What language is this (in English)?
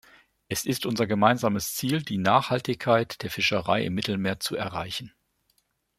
German